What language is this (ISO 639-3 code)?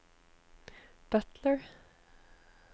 nor